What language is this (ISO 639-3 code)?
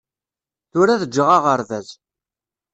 kab